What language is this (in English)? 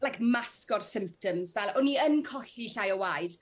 Welsh